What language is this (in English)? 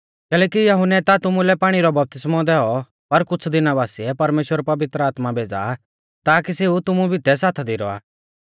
Mahasu Pahari